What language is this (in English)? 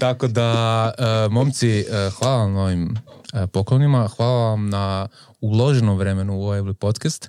Croatian